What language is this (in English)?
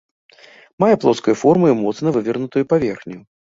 Belarusian